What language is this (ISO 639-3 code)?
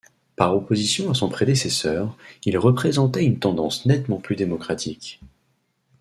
fra